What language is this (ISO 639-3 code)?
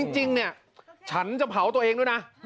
tha